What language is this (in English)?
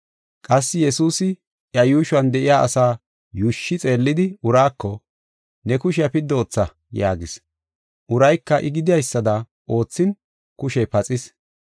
Gofa